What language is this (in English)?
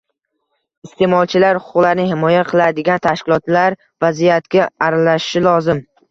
Uzbek